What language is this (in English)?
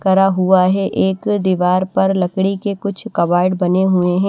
Hindi